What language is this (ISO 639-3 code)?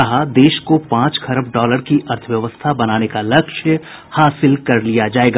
hin